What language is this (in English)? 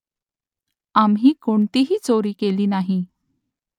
Marathi